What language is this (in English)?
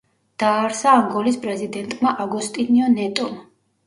Georgian